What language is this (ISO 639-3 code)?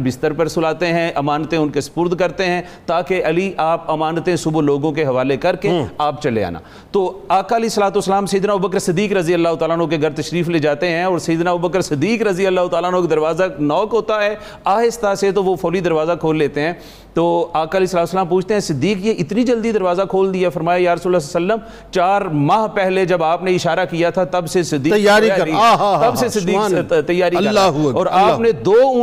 urd